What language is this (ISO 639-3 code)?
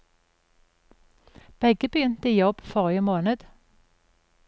nor